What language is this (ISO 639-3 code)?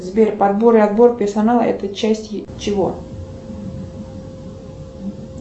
rus